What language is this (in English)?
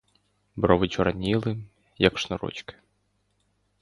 Ukrainian